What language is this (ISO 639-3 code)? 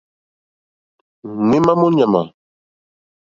bri